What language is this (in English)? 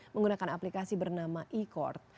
Indonesian